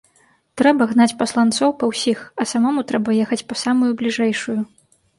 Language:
Belarusian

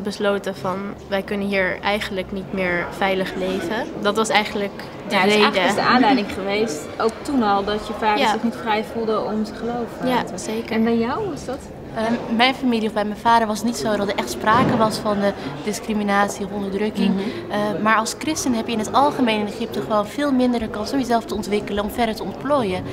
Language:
Dutch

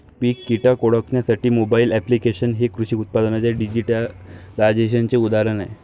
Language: Marathi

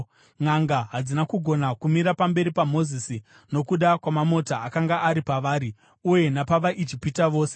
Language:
Shona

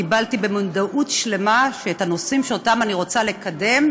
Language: Hebrew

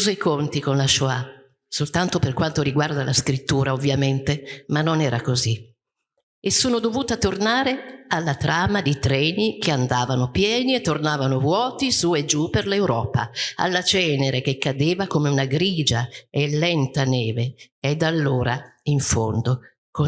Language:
Italian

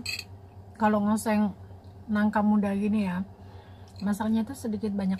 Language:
Indonesian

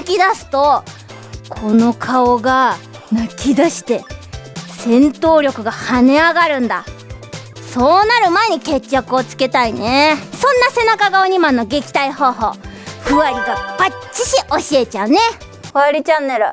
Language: Japanese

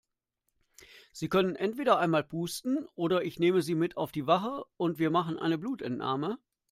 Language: German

